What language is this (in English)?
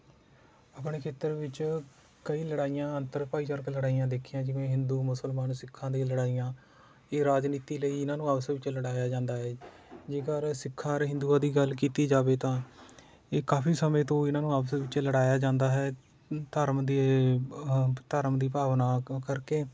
Punjabi